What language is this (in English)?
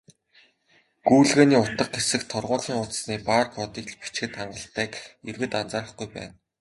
Mongolian